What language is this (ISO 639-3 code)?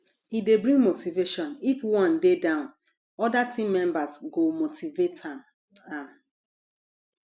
pcm